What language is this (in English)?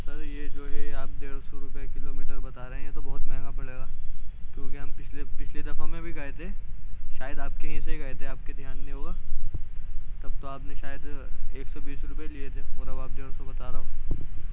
Urdu